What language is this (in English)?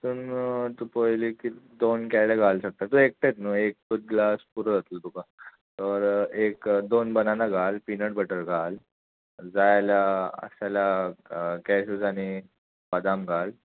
Konkani